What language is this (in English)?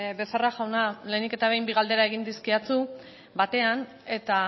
Basque